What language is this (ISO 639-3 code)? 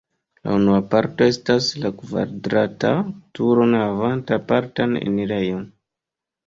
epo